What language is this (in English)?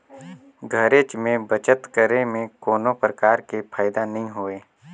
Chhattisgarhi